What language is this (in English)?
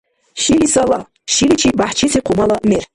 Dargwa